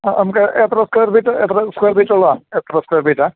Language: Malayalam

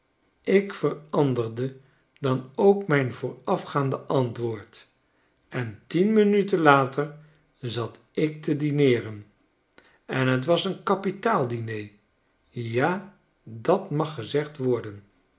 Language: Dutch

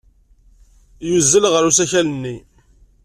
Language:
Kabyle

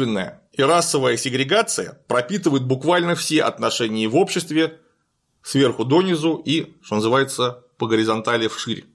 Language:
Russian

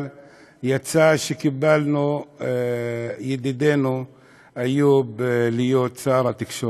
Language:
Hebrew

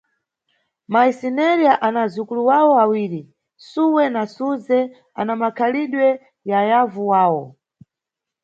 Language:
Nyungwe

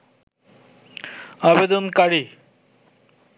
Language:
Bangla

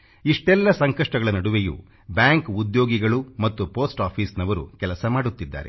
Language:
Kannada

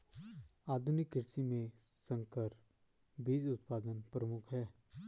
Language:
Hindi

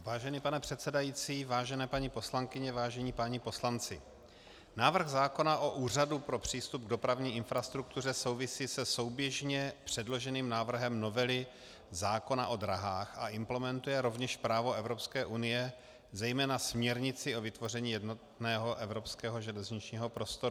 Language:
Czech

